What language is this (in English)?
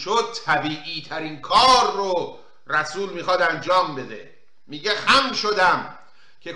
Persian